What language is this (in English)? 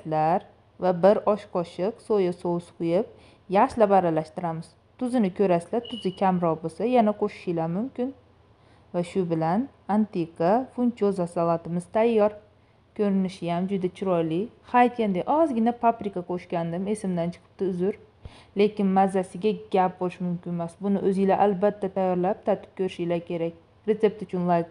Turkish